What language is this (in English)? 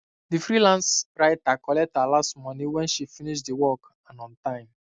Nigerian Pidgin